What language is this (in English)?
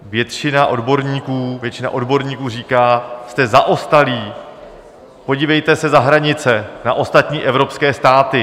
Czech